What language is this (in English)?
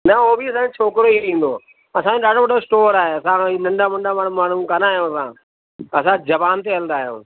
Sindhi